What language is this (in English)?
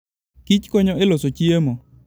Luo (Kenya and Tanzania)